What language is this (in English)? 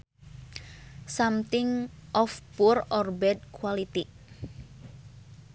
Sundanese